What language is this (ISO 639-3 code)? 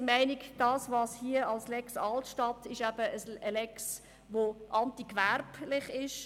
gsw